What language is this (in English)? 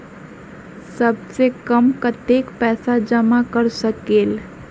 Magahi